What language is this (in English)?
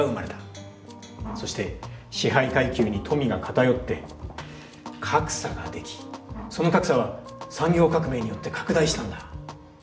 Japanese